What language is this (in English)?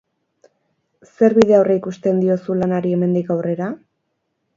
Basque